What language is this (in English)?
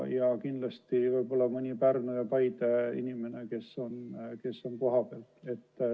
Estonian